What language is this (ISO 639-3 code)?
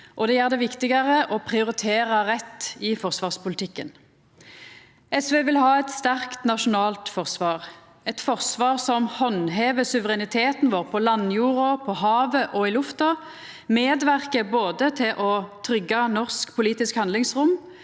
nor